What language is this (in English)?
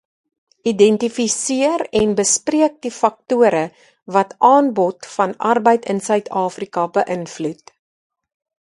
Afrikaans